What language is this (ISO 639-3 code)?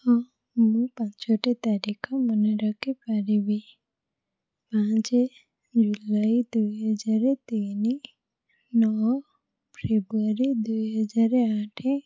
ori